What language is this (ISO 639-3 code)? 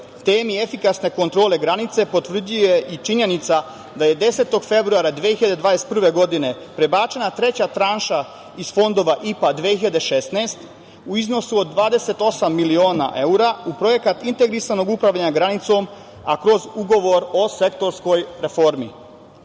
srp